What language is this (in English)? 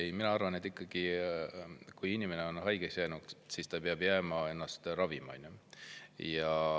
Estonian